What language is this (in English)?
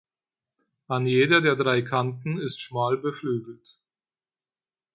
German